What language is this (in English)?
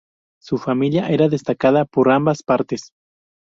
Spanish